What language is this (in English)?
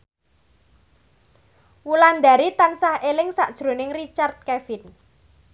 Javanese